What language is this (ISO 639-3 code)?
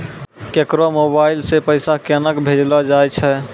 mai